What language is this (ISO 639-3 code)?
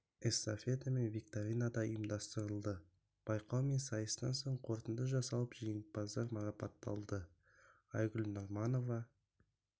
kaz